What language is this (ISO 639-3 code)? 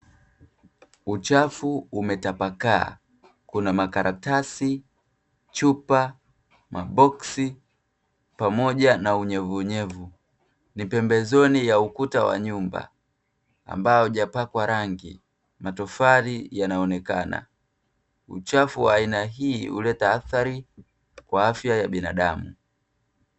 swa